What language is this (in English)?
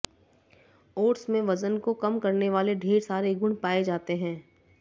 Hindi